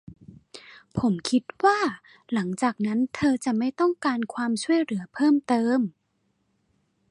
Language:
Thai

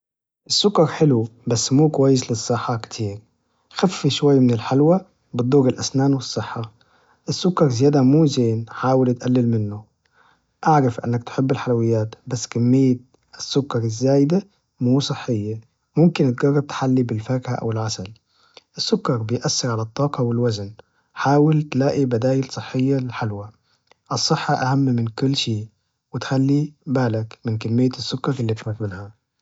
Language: Najdi Arabic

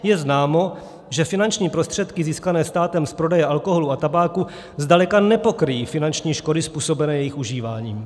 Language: Czech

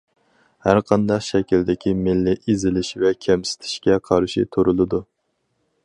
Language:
Uyghur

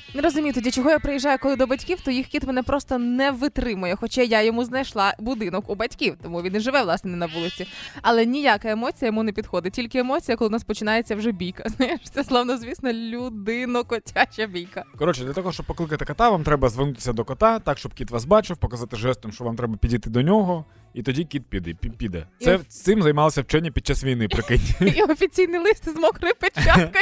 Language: Ukrainian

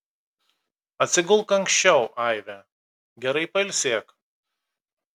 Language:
Lithuanian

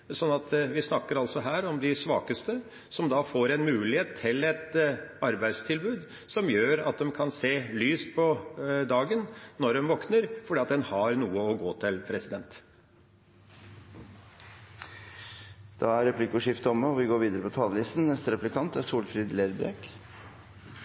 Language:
Norwegian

